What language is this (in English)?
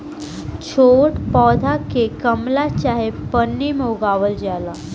Bhojpuri